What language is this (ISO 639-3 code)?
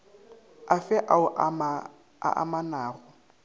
nso